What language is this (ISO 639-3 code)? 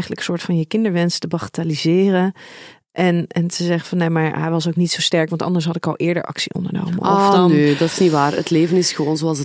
nld